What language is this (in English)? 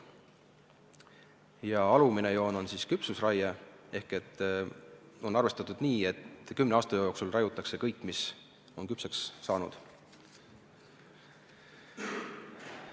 Estonian